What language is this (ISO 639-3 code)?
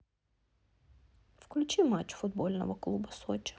rus